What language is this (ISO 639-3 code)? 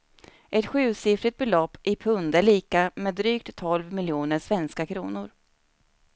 swe